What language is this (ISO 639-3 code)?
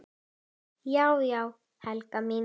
isl